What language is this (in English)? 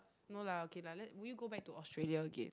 English